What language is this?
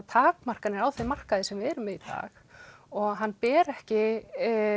Icelandic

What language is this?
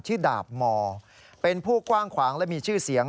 Thai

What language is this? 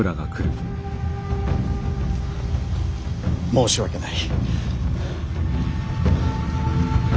Japanese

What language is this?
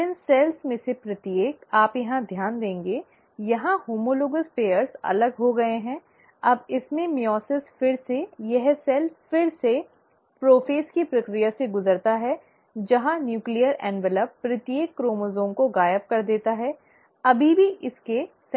Hindi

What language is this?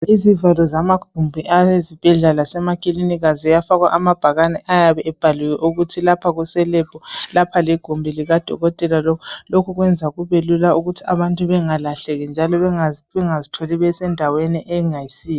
North Ndebele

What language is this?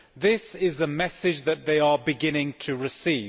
English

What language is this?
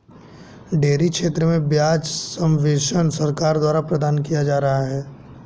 Hindi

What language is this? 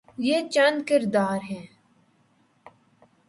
Urdu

